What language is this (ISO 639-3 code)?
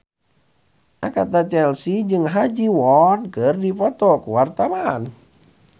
sun